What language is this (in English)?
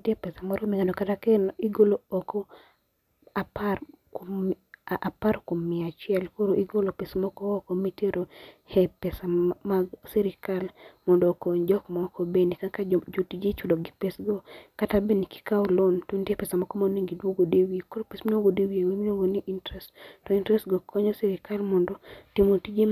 Luo (Kenya and Tanzania)